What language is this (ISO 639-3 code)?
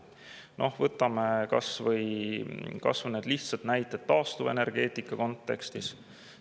est